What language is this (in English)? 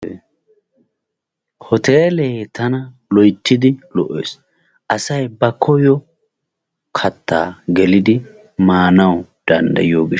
Wolaytta